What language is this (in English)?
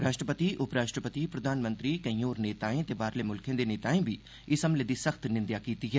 Dogri